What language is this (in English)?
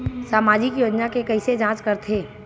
Chhattisgarhi